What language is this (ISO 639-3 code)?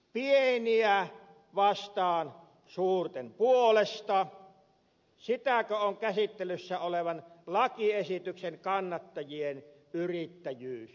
fin